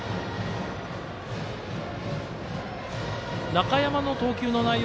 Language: Japanese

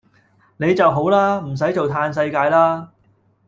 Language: Cantonese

